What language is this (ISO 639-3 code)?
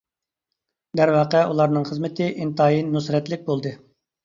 uig